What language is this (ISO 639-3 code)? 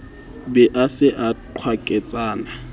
sot